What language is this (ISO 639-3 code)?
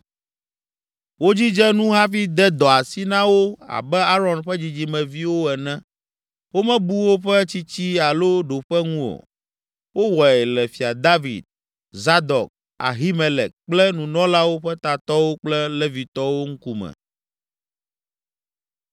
ewe